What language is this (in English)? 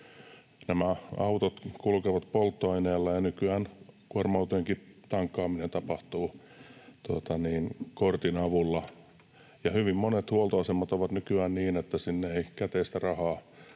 Finnish